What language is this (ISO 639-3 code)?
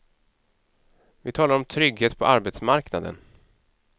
swe